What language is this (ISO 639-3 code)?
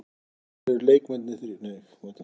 isl